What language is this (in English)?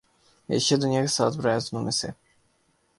Urdu